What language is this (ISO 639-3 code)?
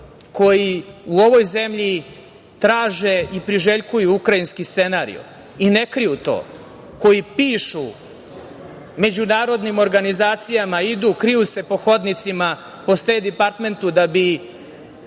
srp